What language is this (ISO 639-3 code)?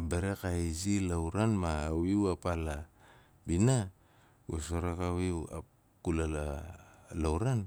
nal